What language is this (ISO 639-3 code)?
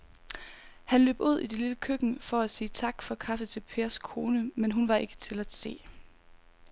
dan